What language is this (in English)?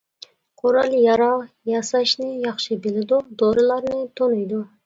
Uyghur